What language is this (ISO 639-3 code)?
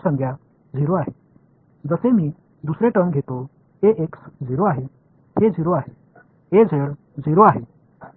mar